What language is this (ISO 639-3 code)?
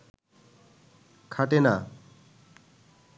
ben